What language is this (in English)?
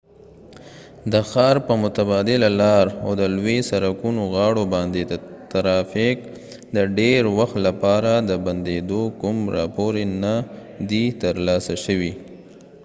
Pashto